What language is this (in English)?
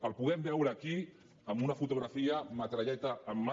Catalan